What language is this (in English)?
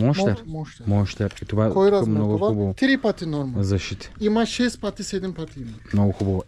Bulgarian